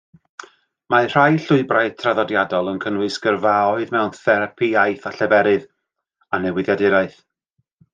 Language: Welsh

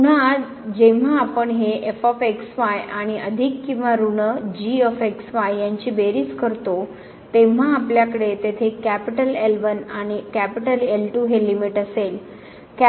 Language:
Marathi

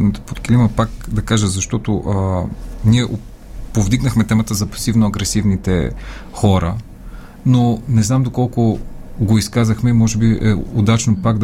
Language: Bulgarian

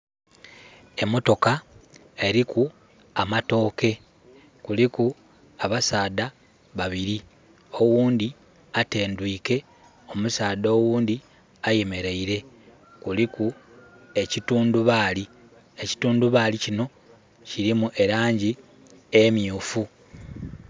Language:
Soga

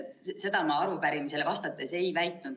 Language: Estonian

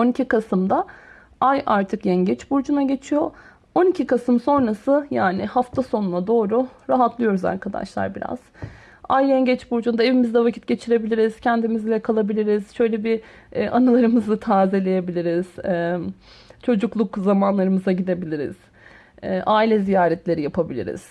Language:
Turkish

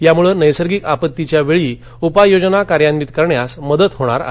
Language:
Marathi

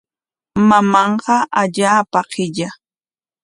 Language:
Corongo Ancash Quechua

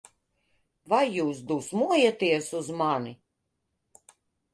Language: Latvian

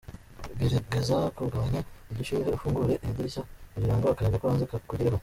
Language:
Kinyarwanda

